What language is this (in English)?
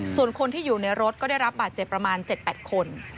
Thai